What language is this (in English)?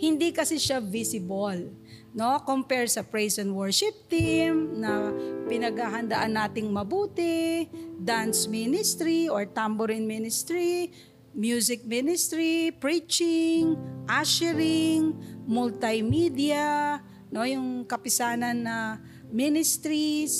Filipino